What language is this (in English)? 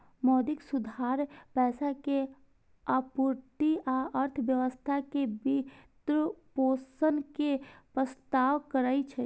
Maithili